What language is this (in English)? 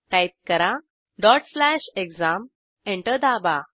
Marathi